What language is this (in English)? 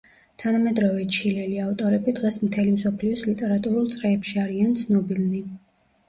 Georgian